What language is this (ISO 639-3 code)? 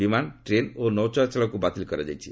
ori